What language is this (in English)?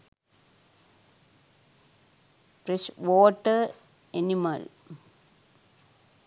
Sinhala